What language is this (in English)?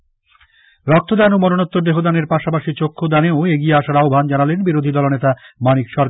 Bangla